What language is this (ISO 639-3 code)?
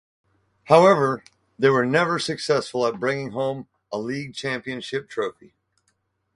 eng